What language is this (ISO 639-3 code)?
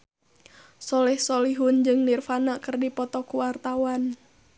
sun